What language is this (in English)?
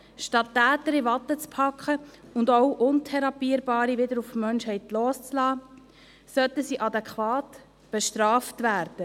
Swiss German